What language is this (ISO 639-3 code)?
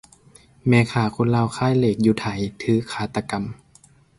lao